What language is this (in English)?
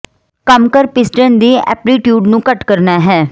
Punjabi